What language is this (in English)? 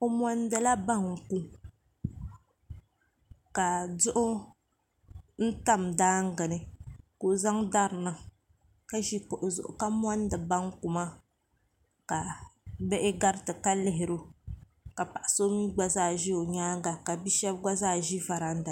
Dagbani